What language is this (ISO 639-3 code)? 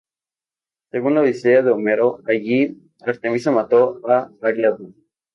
spa